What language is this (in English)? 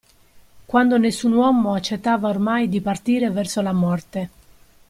Italian